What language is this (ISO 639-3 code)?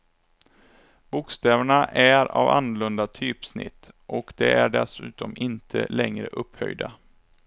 swe